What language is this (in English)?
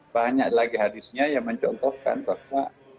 Indonesian